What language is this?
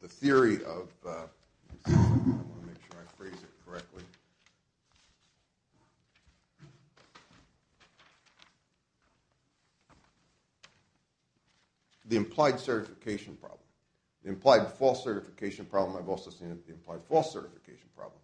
English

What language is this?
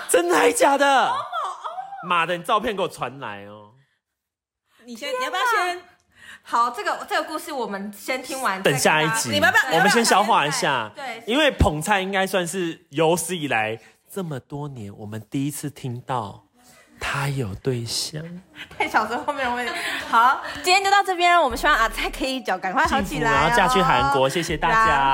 Chinese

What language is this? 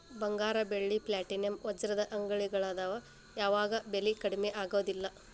Kannada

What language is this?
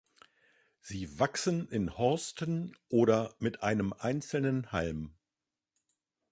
German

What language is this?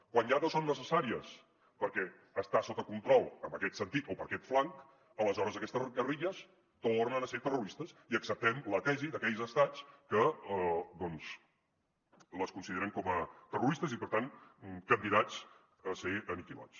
Catalan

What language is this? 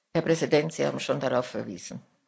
German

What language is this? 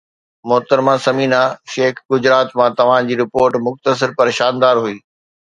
Sindhi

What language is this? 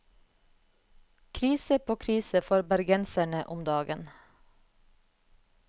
Norwegian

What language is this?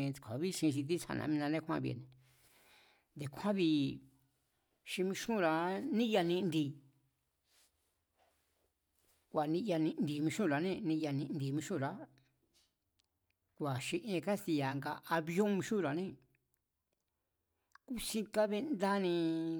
Mazatlán Mazatec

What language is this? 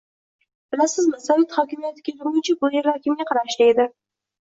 Uzbek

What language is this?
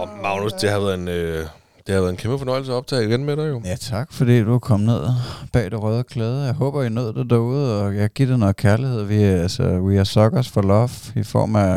Danish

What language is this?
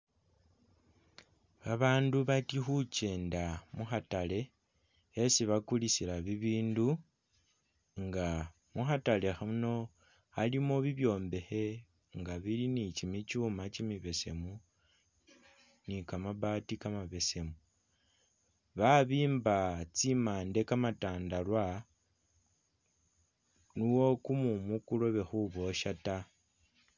Masaaba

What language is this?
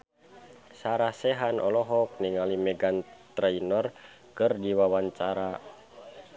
Sundanese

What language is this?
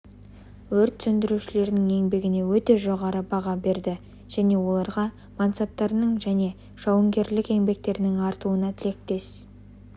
Kazakh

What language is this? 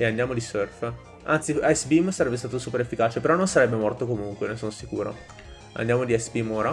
Italian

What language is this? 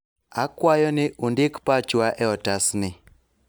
Luo (Kenya and Tanzania)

